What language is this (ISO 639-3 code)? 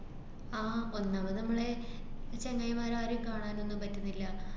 mal